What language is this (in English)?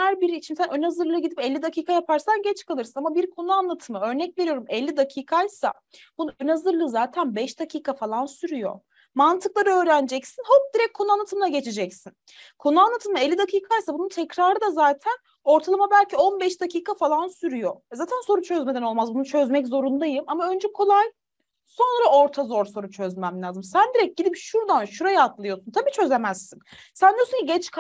Turkish